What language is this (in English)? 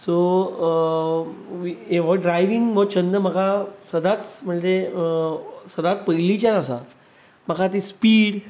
Konkani